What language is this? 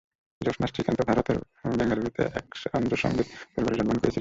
Bangla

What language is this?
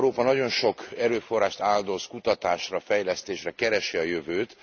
Hungarian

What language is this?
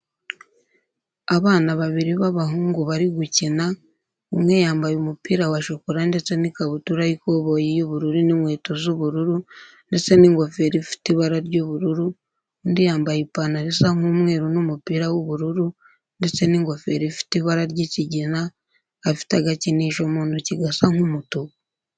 Kinyarwanda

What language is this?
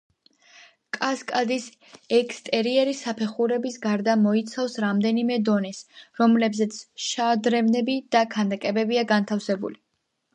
Georgian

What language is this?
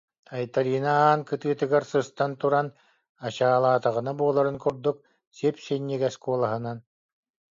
Yakut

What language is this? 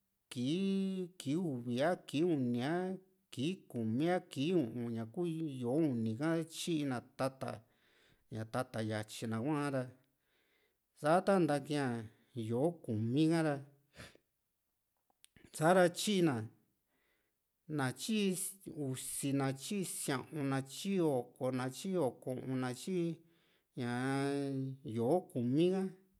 Juxtlahuaca Mixtec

